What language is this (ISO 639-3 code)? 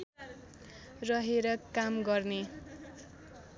nep